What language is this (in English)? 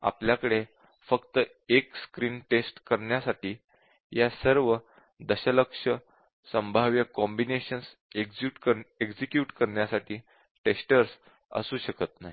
Marathi